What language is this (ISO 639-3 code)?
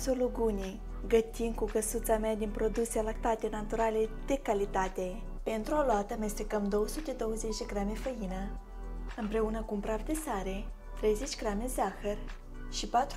ron